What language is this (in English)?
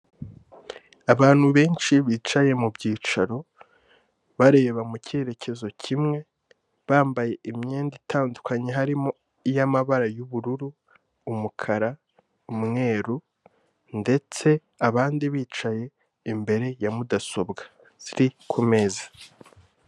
Kinyarwanda